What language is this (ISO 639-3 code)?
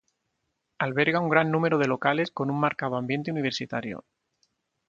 spa